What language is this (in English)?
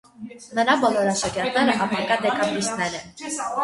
Armenian